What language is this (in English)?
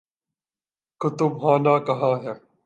Urdu